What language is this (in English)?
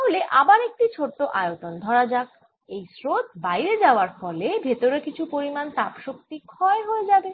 Bangla